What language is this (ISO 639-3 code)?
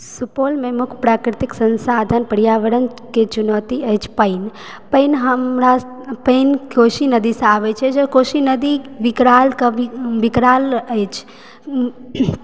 mai